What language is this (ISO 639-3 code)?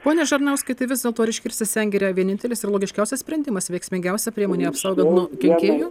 lit